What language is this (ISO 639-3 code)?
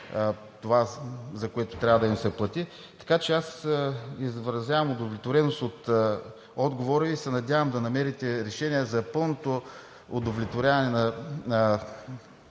bul